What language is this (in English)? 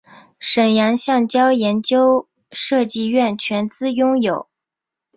Chinese